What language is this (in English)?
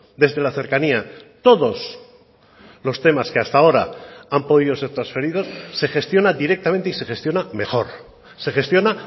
Spanish